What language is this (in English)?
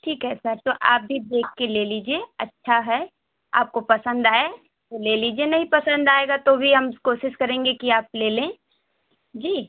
Hindi